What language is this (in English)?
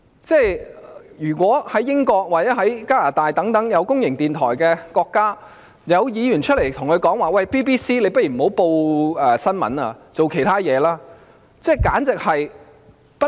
Cantonese